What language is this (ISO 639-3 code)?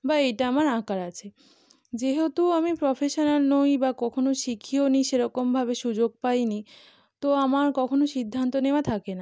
ben